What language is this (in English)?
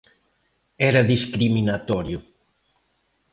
Galician